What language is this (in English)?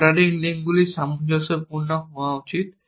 Bangla